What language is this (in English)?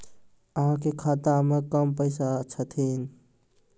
Maithili